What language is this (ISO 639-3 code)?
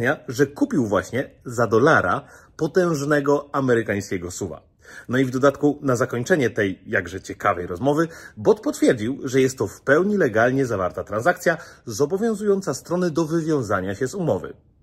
pol